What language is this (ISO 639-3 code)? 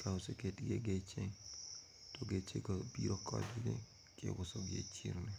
luo